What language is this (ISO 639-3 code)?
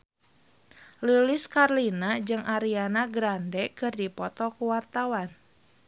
sun